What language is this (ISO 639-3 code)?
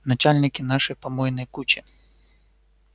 rus